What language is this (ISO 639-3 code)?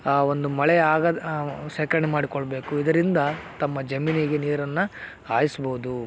kan